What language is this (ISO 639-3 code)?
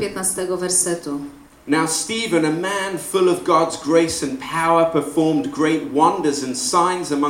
pol